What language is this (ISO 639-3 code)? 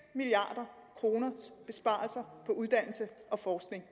dan